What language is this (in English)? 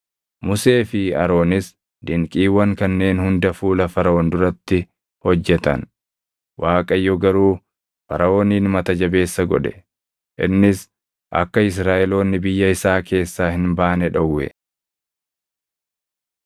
Oromo